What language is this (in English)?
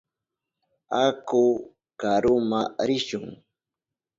Southern Pastaza Quechua